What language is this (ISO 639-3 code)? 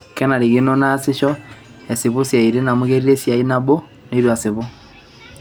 mas